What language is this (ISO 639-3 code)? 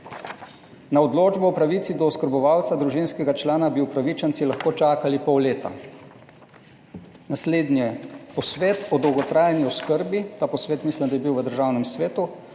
slv